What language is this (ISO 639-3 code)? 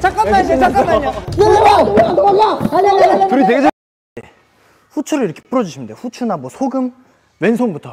kor